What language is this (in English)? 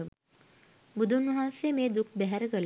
Sinhala